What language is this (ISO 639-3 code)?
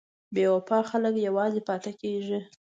pus